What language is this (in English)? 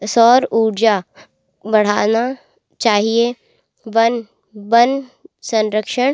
Hindi